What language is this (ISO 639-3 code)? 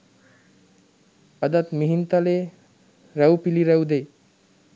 sin